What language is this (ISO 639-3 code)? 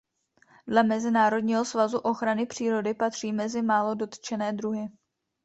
ces